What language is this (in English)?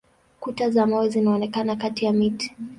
Swahili